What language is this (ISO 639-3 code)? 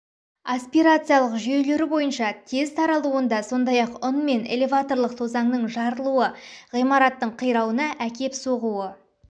kaz